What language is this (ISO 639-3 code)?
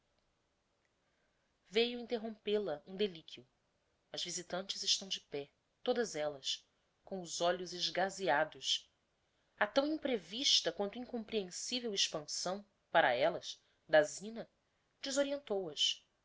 por